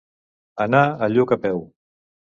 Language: Catalan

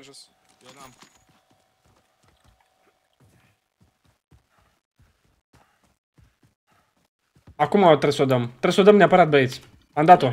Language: Romanian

